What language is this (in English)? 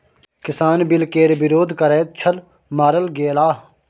Maithili